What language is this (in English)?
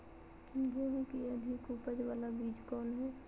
Magahi